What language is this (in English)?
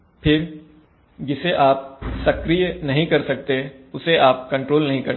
Hindi